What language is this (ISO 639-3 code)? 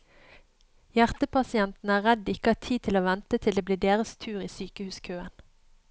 nor